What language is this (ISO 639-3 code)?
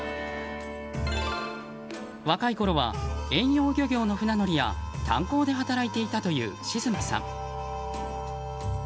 jpn